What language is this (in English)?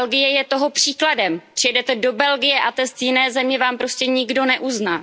Czech